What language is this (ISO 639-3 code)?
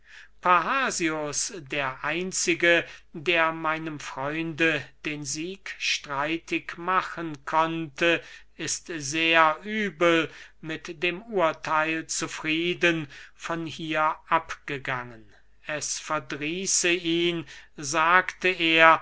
deu